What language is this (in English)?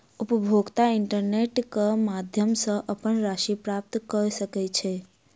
Maithili